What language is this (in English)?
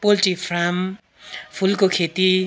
Nepali